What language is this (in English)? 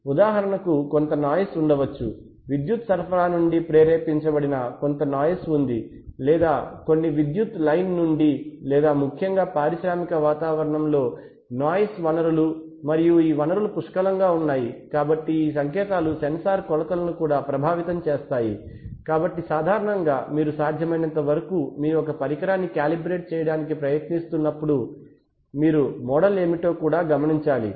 Telugu